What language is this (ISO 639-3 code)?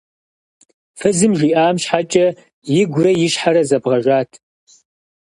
kbd